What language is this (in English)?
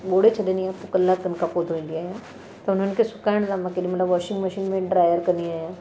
Sindhi